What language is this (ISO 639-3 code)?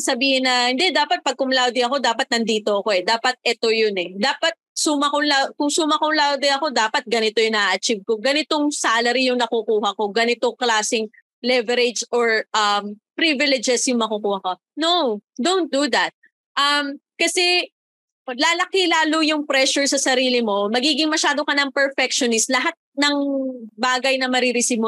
fil